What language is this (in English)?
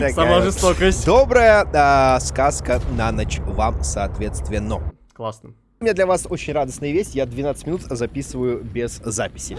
Russian